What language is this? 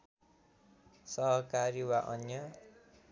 Nepali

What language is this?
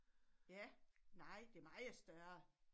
Danish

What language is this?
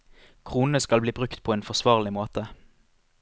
Norwegian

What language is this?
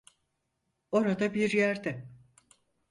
Turkish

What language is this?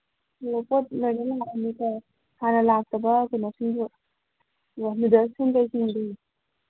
Manipuri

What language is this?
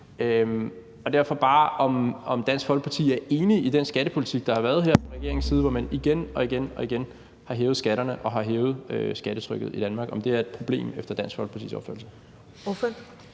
Danish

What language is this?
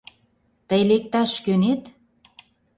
Mari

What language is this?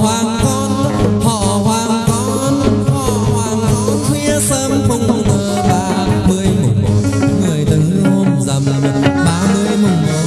Vietnamese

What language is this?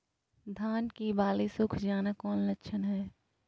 Magahi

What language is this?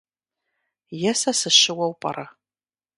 Kabardian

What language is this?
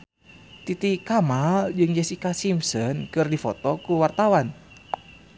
Sundanese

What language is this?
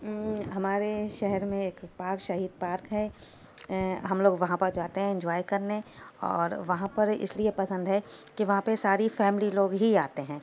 Urdu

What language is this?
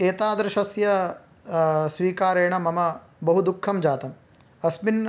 Sanskrit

